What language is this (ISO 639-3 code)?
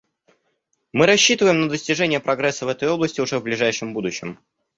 rus